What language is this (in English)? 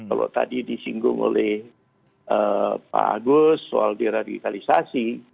Indonesian